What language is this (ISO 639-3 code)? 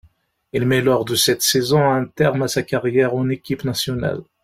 fra